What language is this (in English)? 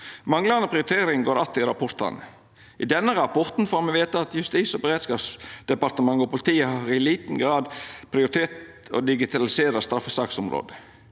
Norwegian